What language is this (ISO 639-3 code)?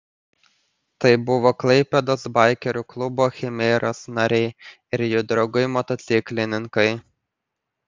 lit